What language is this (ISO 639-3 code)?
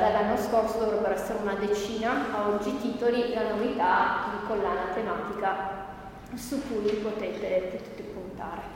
ita